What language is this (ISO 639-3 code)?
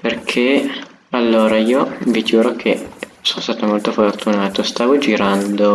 ita